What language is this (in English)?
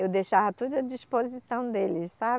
Portuguese